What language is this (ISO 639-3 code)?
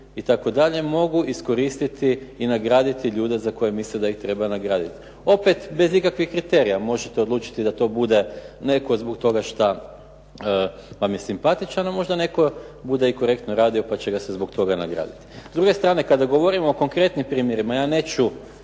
hrv